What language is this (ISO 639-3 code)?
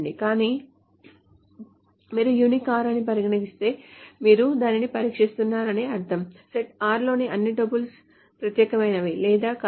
tel